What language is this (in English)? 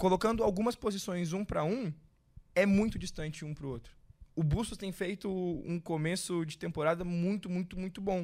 Portuguese